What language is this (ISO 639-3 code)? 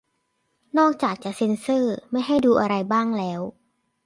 tha